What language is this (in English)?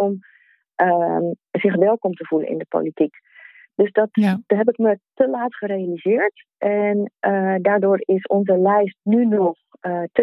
Dutch